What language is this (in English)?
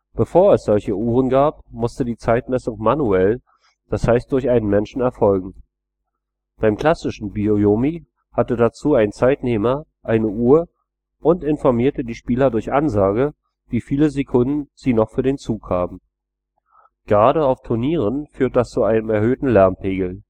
German